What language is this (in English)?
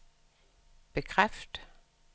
Danish